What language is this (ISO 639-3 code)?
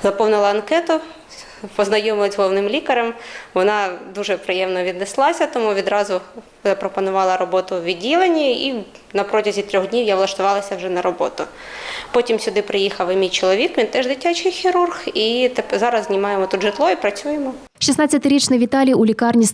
ukr